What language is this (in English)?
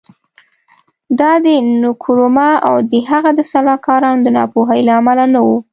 Pashto